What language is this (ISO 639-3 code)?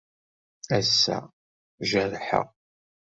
kab